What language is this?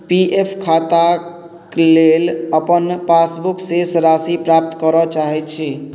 Maithili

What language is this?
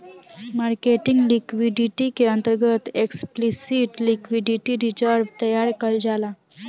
Bhojpuri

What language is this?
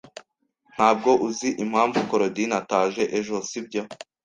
Kinyarwanda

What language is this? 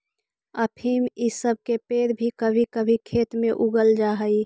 Magahi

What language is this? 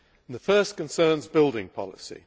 English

